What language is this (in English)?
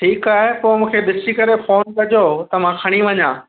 Sindhi